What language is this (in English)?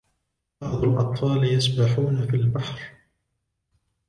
Arabic